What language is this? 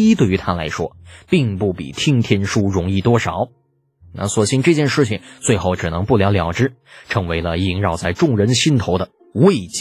Chinese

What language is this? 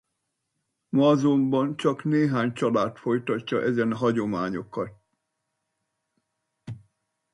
Hungarian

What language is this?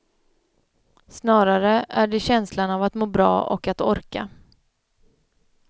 Swedish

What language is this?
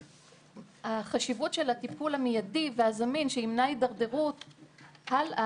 Hebrew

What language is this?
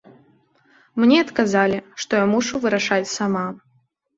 Belarusian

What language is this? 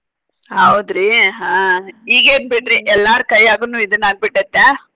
Kannada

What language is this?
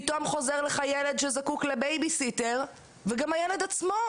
Hebrew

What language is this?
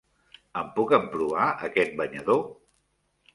Catalan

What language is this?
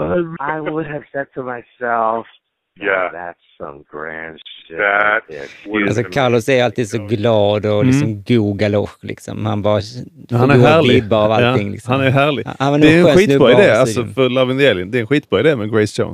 Swedish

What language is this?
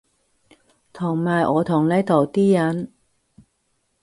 Cantonese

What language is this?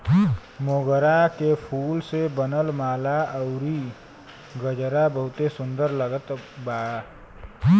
Bhojpuri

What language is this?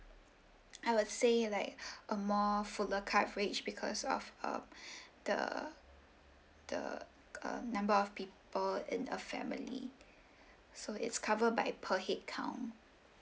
English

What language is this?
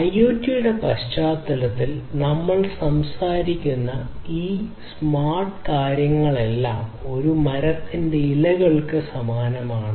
Malayalam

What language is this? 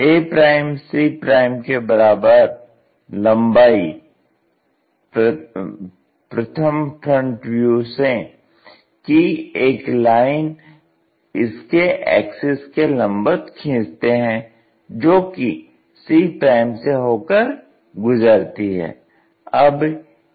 Hindi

